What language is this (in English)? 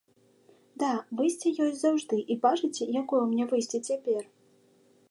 Belarusian